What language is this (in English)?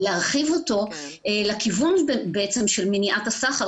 Hebrew